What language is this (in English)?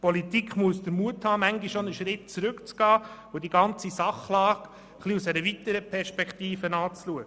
Swiss German